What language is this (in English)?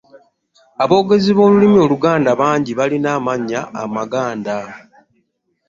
Ganda